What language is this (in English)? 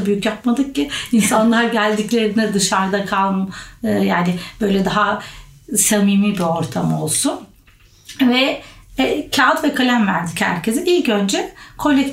Turkish